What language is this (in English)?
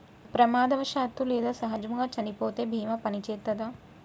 Telugu